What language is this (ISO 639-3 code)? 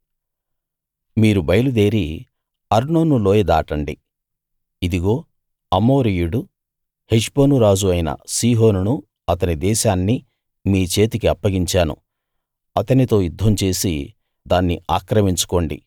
tel